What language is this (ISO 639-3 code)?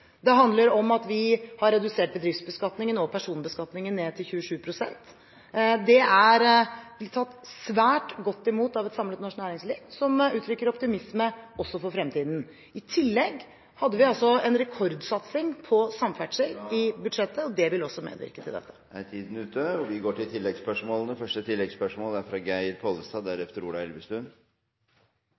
nor